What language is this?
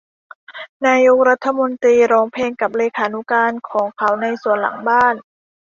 Thai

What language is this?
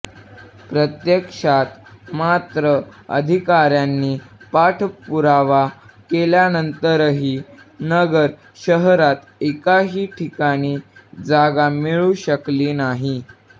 Marathi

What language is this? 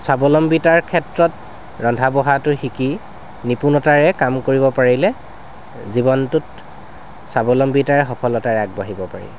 Assamese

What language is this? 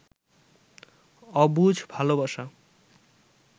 Bangla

